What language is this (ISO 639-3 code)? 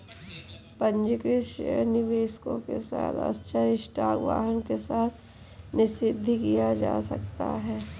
hin